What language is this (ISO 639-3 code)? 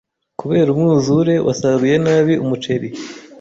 kin